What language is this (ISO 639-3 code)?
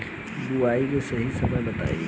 bho